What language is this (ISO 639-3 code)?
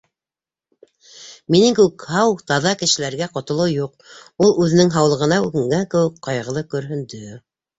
bak